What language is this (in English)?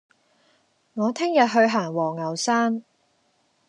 Cantonese